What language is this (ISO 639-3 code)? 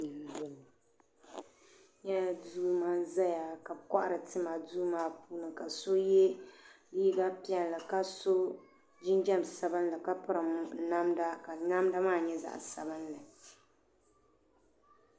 dag